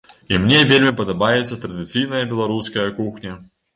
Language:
Belarusian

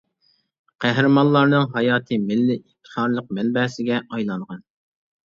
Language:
Uyghur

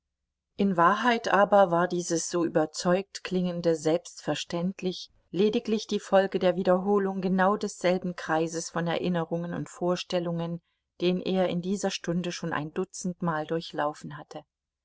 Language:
German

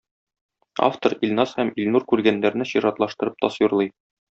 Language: Tatar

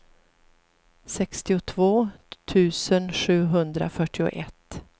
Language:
Swedish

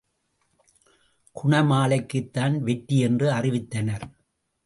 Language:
Tamil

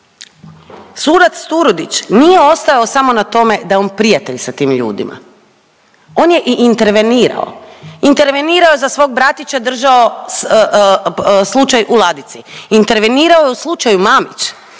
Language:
Croatian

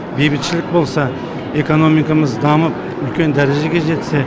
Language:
Kazakh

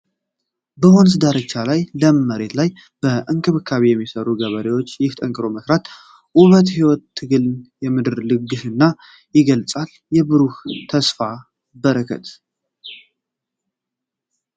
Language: Amharic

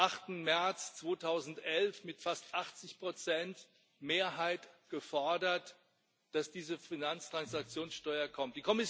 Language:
German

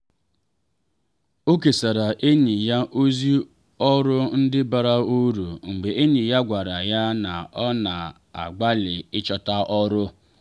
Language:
Igbo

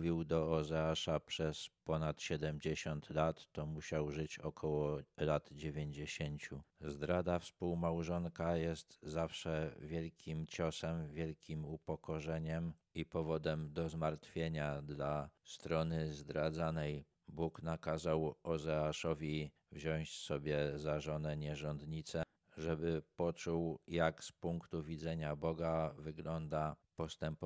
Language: Polish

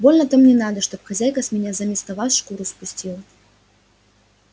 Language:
Russian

